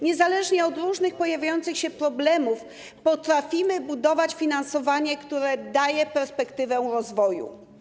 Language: Polish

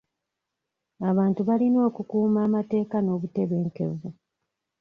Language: Ganda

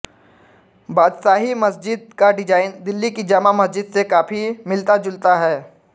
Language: Hindi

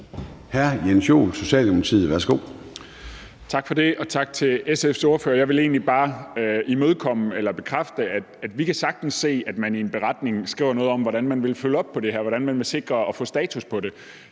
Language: Danish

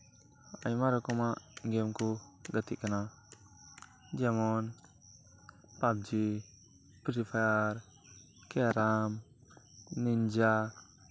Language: Santali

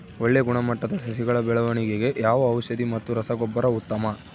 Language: Kannada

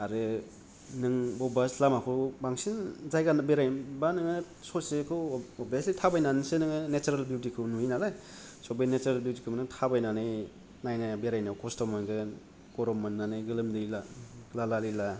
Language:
Bodo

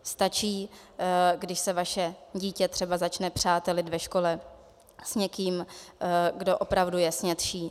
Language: Czech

